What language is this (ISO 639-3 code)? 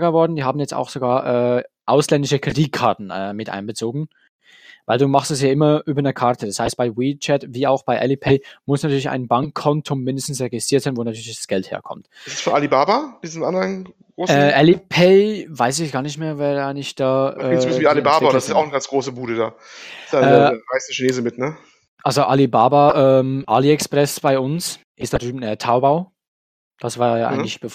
deu